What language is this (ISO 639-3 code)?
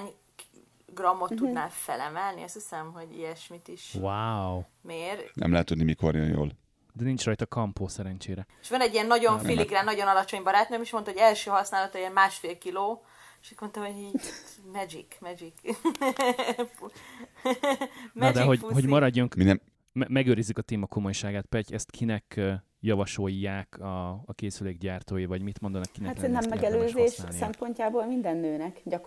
hun